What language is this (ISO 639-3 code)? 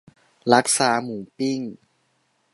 tha